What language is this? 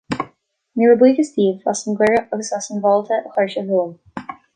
Irish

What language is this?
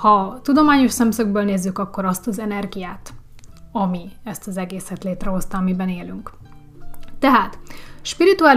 Hungarian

